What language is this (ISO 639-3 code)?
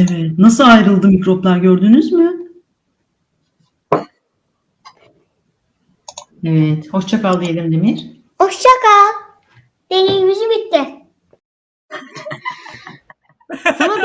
tur